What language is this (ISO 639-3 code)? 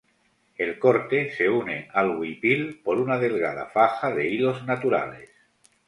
spa